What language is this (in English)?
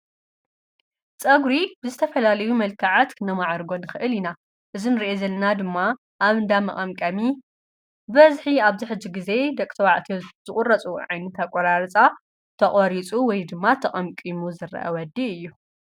Tigrinya